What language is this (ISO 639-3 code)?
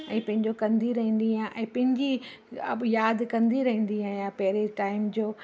snd